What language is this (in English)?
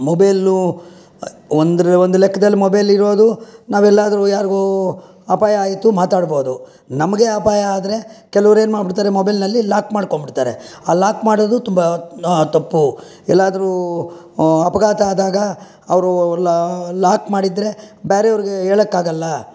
Kannada